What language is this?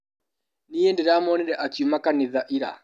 Kikuyu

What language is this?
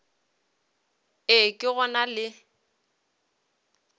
Northern Sotho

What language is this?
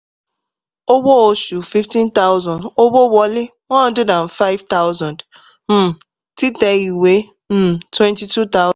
Yoruba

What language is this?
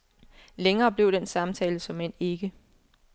Danish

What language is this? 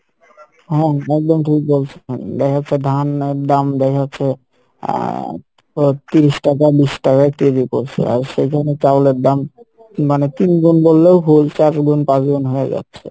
Bangla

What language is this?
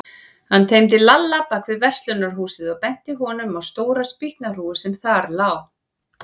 Icelandic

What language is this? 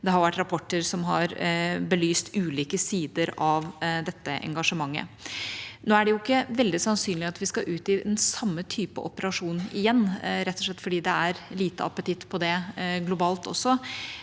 Norwegian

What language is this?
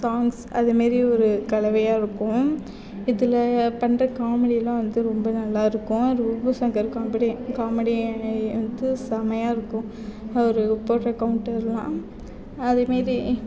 Tamil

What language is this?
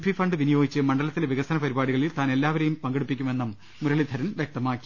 Malayalam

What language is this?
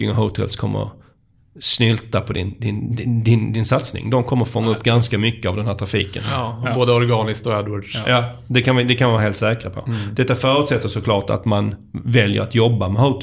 Swedish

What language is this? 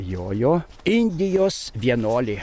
Lithuanian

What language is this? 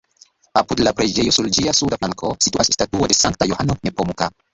Esperanto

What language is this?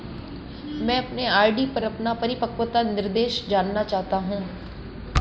Hindi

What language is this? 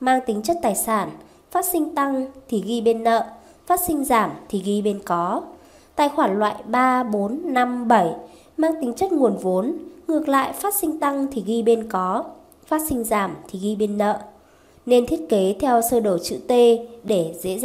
Vietnamese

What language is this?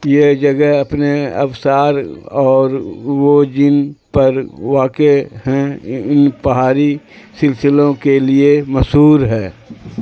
Urdu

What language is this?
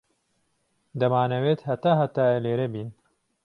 Central Kurdish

